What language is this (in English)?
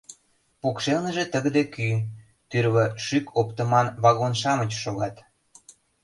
Mari